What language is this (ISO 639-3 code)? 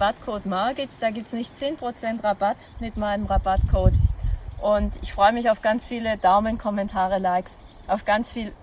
deu